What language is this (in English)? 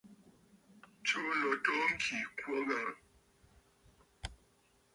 Bafut